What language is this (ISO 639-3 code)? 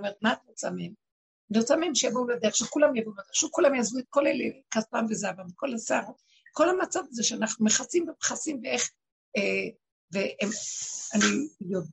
heb